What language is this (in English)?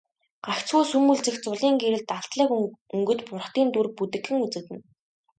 Mongolian